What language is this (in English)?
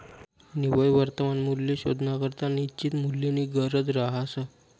Marathi